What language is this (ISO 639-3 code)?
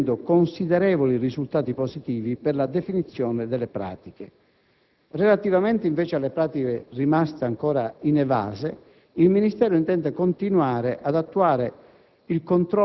ita